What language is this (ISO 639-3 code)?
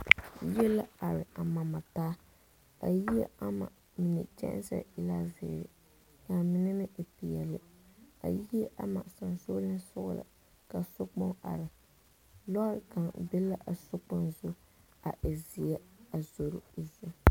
dga